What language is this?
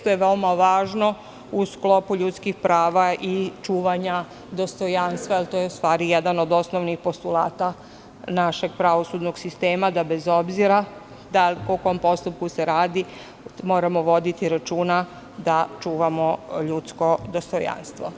Serbian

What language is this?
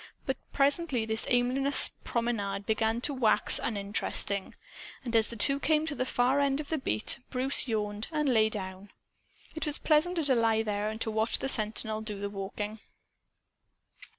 English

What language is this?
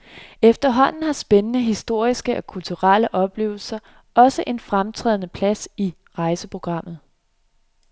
Danish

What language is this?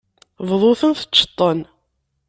Kabyle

